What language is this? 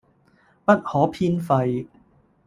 Cantonese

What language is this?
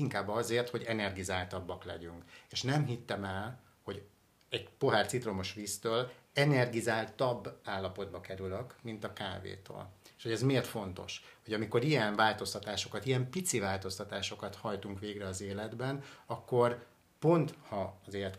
Hungarian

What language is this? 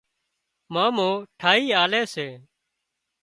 Wadiyara Koli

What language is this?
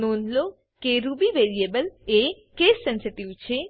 Gujarati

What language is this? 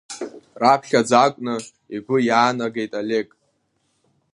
Abkhazian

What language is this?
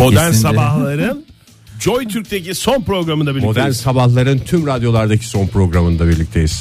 Turkish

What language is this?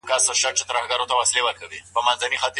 Pashto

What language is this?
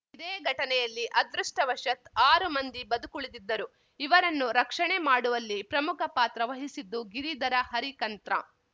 Kannada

